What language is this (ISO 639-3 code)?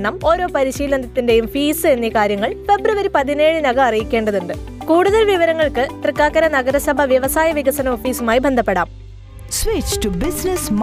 mal